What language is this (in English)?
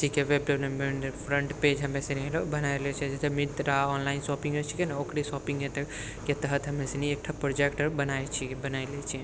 Maithili